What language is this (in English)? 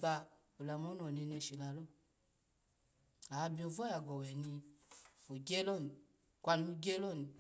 Alago